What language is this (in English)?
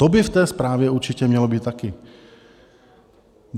Czech